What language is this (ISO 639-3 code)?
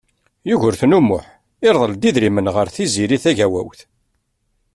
kab